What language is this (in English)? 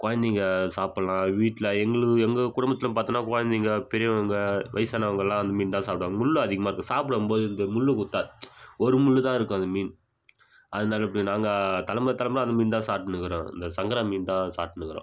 Tamil